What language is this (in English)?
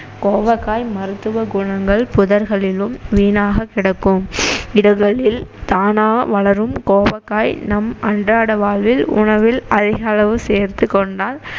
Tamil